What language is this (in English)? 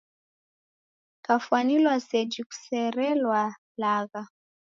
Taita